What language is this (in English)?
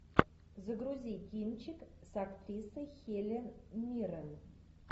Russian